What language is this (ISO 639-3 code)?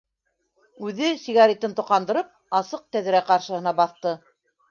bak